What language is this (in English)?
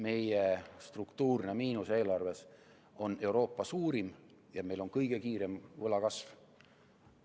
Estonian